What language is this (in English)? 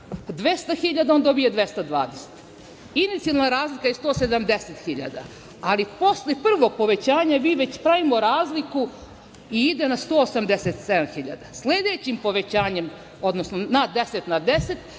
Serbian